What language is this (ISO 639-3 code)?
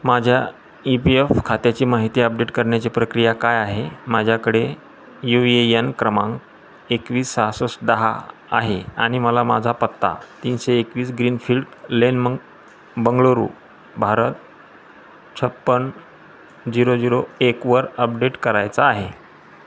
mar